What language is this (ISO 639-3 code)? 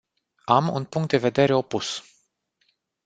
ron